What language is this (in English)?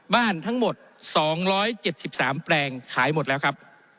Thai